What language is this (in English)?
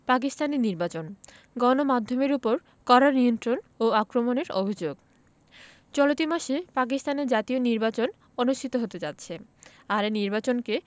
Bangla